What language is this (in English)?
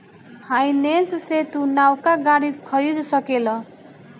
Bhojpuri